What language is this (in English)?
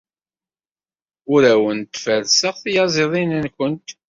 Kabyle